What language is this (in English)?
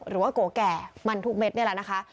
Thai